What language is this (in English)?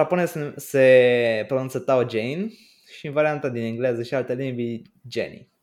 Romanian